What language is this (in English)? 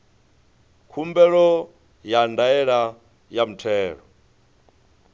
Venda